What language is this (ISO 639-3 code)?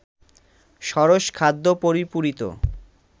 ben